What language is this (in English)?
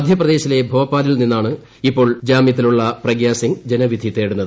Malayalam